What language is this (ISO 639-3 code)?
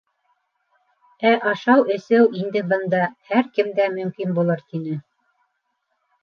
bak